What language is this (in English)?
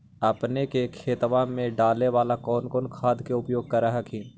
Magahi